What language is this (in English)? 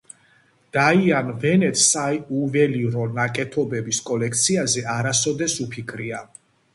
Georgian